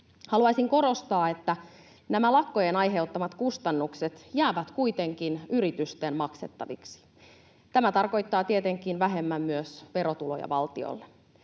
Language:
Finnish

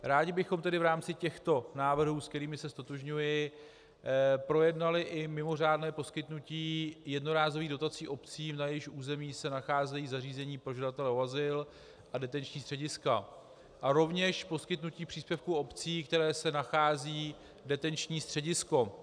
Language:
Czech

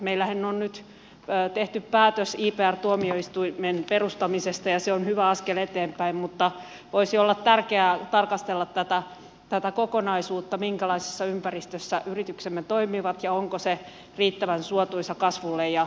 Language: Finnish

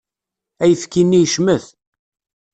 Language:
Kabyle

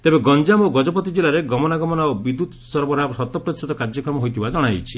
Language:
Odia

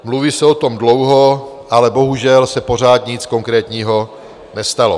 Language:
Czech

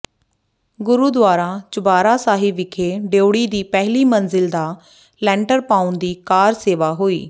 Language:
Punjabi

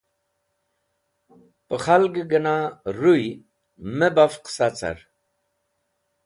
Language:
Wakhi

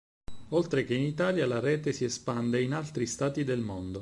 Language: Italian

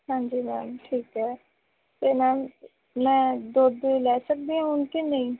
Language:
Punjabi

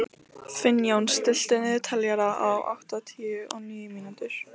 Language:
Icelandic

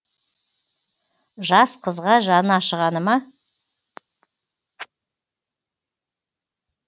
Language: Kazakh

